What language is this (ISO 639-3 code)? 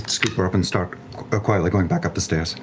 eng